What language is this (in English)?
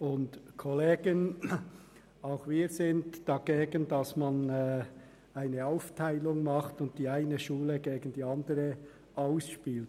Swiss German